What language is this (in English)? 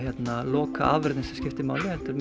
Icelandic